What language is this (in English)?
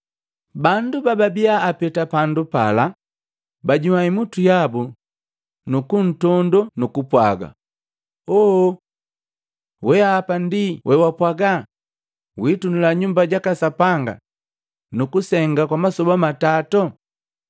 Matengo